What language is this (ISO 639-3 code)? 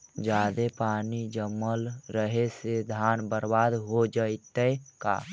mag